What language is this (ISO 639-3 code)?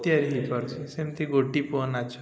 ori